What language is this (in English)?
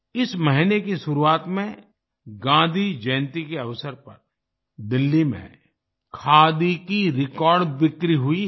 Hindi